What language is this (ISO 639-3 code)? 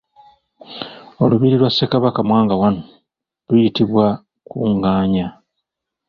lug